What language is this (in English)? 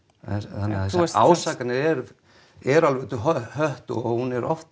Icelandic